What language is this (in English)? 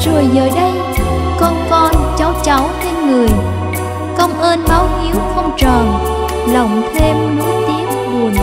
Vietnamese